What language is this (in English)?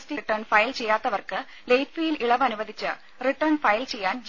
Malayalam